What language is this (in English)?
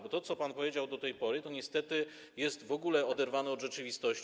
Polish